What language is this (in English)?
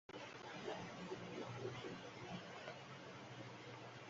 Bangla